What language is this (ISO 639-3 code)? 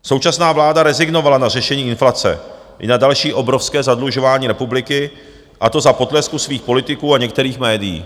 ces